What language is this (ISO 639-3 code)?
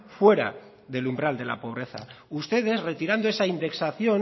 spa